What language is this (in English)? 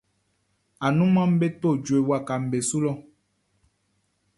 Baoulé